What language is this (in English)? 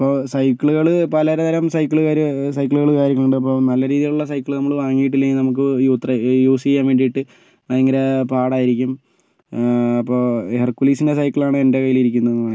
Malayalam